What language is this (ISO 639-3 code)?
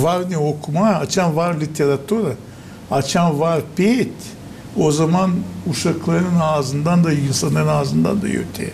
tur